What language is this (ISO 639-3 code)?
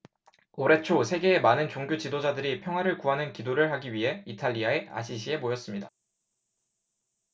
kor